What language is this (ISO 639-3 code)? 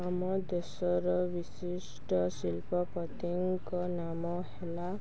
ori